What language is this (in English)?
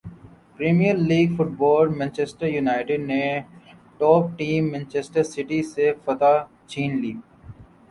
Urdu